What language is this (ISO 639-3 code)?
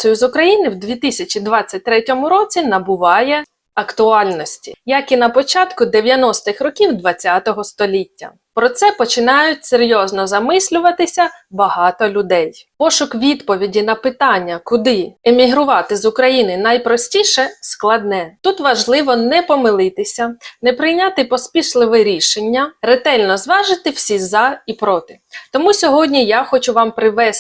ukr